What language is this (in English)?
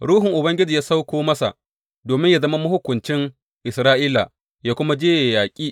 Hausa